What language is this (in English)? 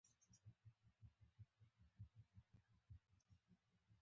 Pashto